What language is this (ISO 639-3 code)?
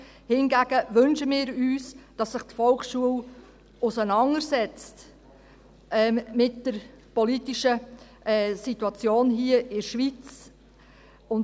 gsw